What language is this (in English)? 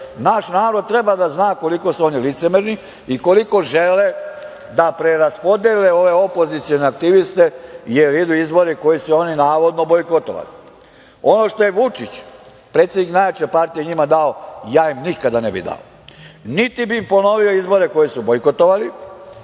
Serbian